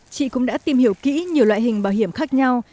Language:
Vietnamese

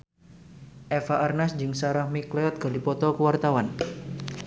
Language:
Sundanese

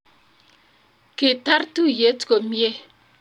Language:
Kalenjin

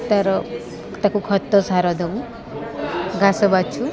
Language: Odia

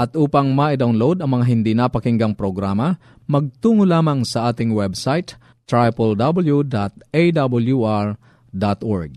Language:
Filipino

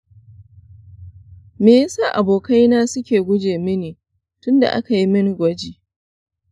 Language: Hausa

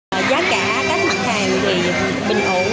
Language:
Vietnamese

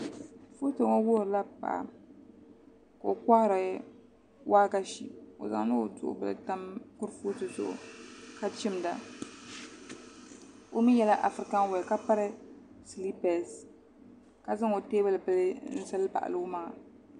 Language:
Dagbani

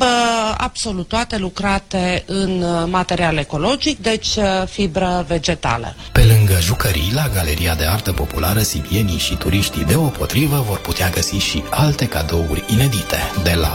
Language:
Romanian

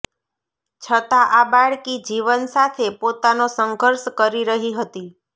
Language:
Gujarati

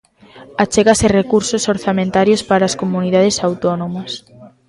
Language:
Galician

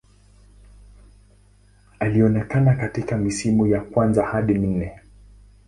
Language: Swahili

